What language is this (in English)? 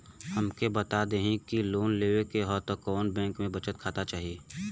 Bhojpuri